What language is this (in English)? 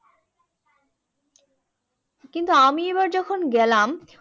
Bangla